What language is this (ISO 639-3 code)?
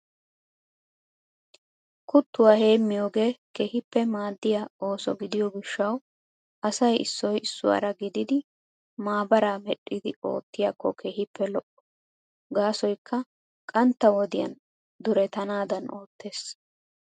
wal